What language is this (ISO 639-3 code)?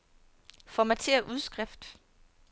dan